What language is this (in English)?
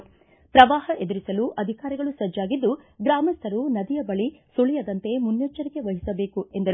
Kannada